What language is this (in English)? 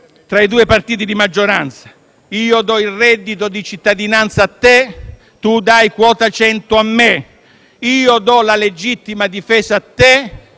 Italian